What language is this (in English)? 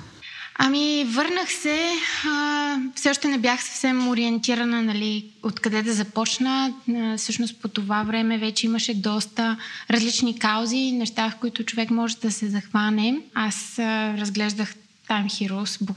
Bulgarian